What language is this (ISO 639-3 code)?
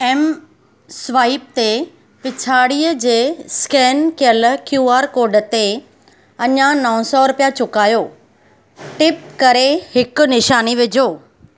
snd